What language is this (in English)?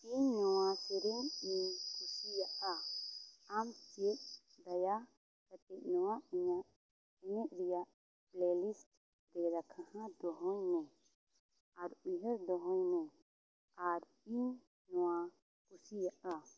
Santali